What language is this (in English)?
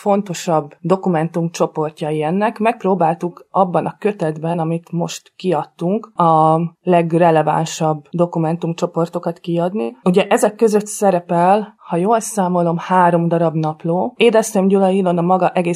Hungarian